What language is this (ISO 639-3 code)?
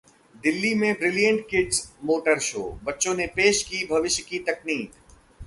hin